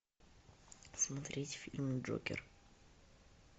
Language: Russian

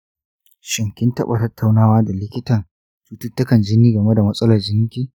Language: Hausa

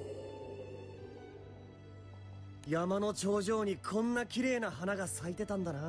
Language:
Japanese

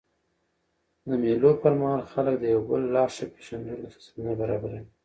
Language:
Pashto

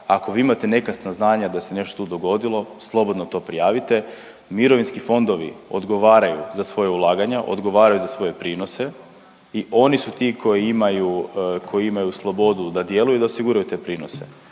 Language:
Croatian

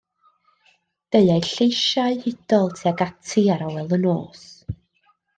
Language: Welsh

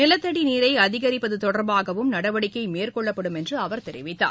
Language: Tamil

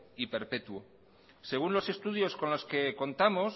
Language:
Spanish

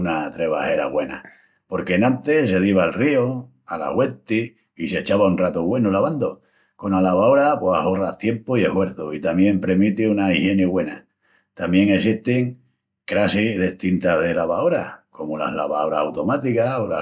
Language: Extremaduran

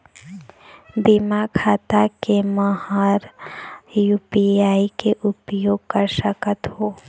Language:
Chhattisgarhi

